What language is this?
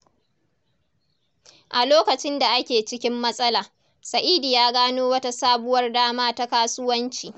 Hausa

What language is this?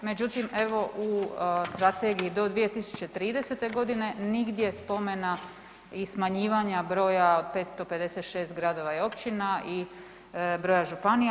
Croatian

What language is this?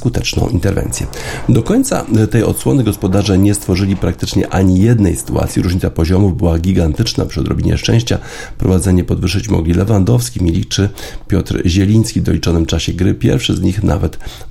Polish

